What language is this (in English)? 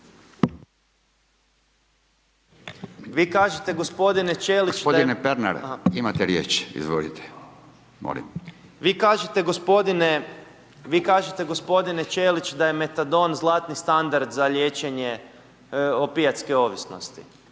Croatian